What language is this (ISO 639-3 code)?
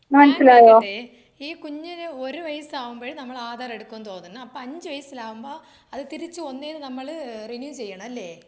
mal